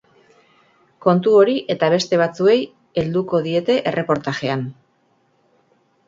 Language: Basque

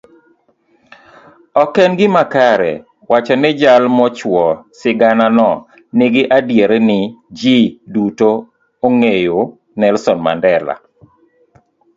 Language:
Luo (Kenya and Tanzania)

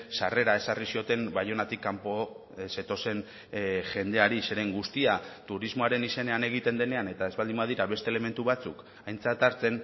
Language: Basque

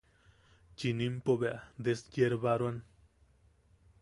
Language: Yaqui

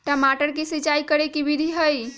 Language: Magahi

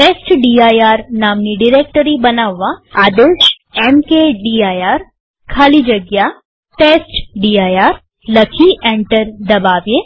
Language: Gujarati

